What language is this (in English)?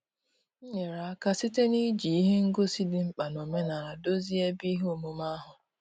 Igbo